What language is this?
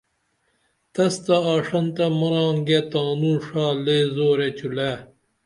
Dameli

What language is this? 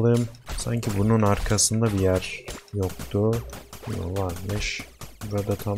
Turkish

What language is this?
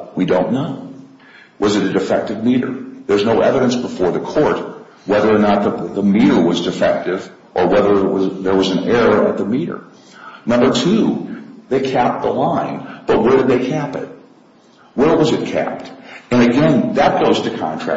English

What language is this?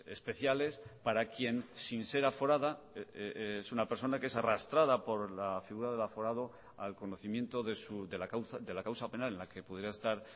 Spanish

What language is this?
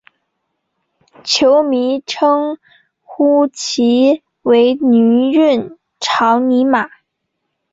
Chinese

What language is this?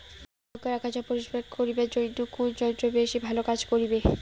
Bangla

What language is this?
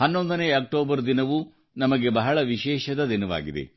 Kannada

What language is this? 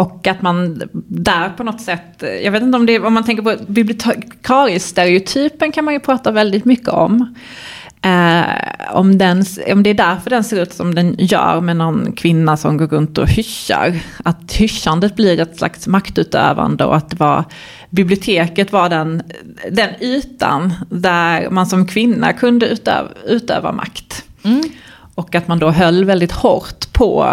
Swedish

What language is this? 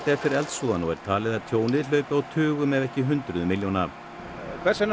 Icelandic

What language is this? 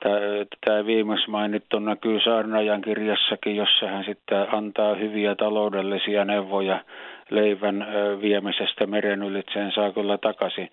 Finnish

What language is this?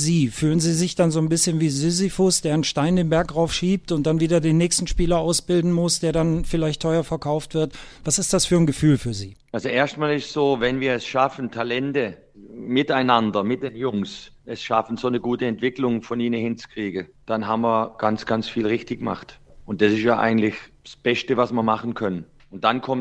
German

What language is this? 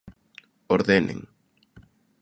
Galician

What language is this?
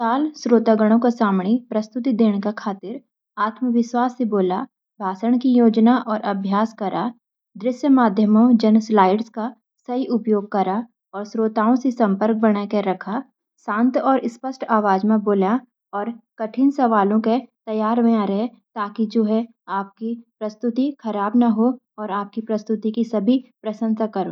Garhwali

